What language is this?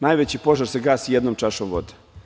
Serbian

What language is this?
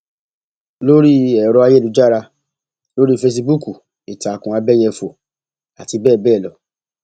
Yoruba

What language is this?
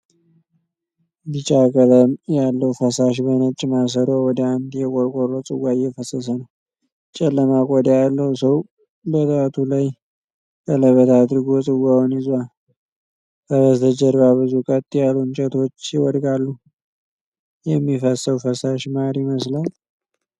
Amharic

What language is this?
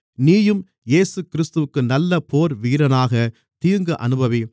Tamil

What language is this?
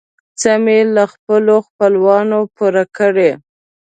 Pashto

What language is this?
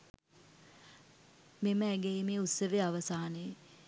Sinhala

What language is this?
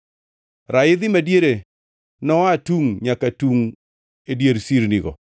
Luo (Kenya and Tanzania)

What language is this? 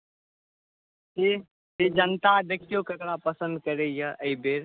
Maithili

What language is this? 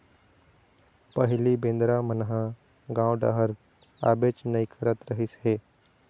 Chhattisgarhi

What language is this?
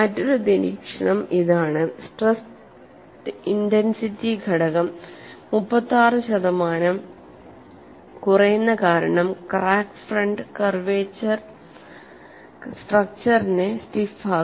Malayalam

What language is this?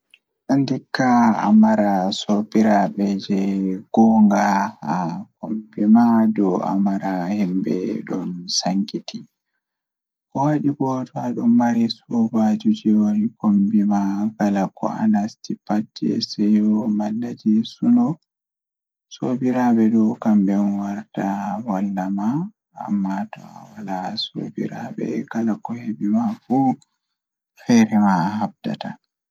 Fula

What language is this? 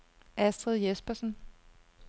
Danish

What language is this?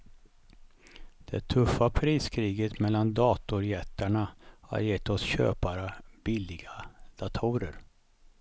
Swedish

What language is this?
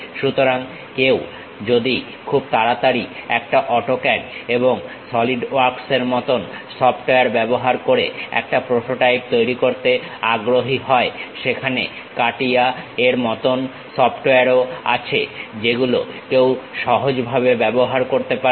Bangla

